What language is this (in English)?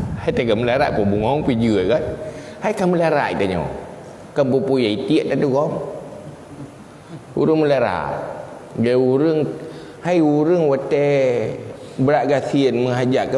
Malay